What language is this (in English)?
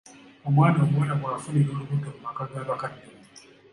Ganda